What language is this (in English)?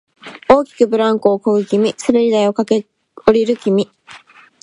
Japanese